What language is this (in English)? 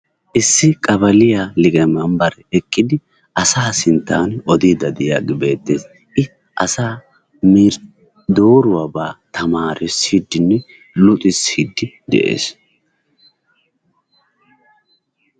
Wolaytta